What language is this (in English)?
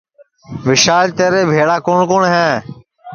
Sansi